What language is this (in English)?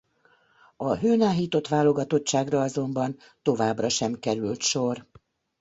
Hungarian